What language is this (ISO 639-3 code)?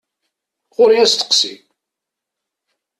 kab